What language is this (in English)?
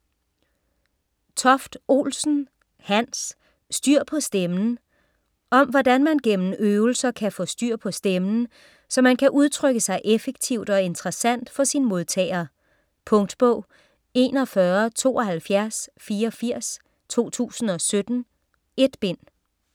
Danish